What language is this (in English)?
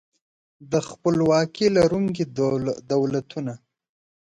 Pashto